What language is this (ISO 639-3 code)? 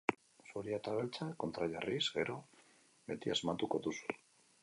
eus